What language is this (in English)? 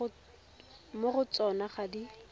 Tswana